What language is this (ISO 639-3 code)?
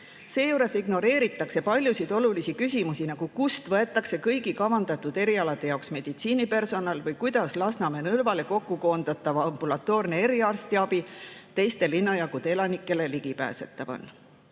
est